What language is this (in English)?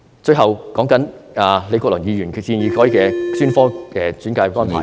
Cantonese